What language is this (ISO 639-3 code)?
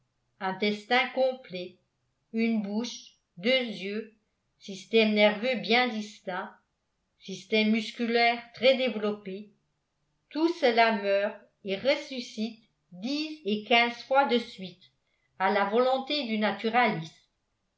fra